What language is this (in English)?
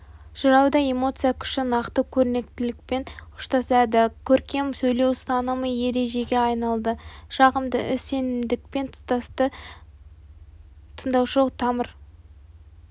Kazakh